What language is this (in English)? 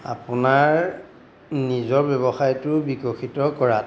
Assamese